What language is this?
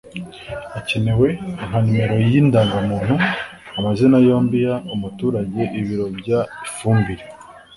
Kinyarwanda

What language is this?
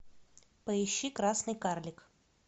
Russian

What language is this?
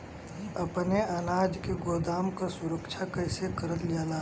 Bhojpuri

